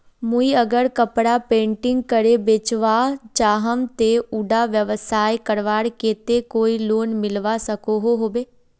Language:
Magahi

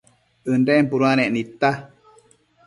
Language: Matsés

